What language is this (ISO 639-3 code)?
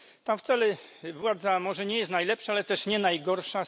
pol